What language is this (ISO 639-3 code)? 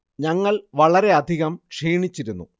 mal